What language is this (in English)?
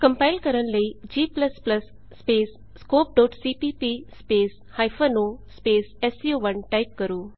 Punjabi